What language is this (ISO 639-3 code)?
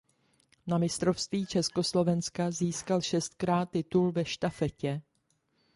ces